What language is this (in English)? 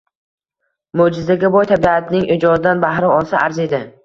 Uzbek